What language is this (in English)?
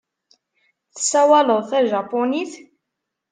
Kabyle